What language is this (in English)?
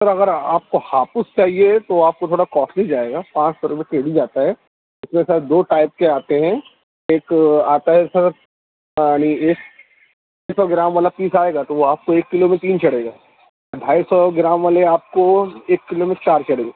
Urdu